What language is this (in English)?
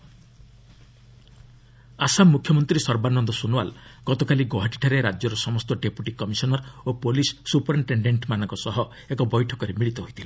Odia